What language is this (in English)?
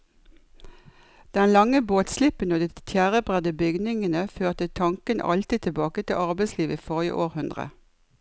Norwegian